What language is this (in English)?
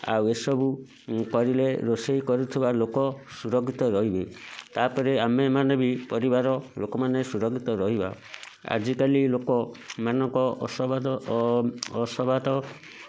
Odia